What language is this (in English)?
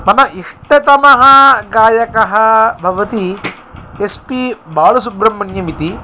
Sanskrit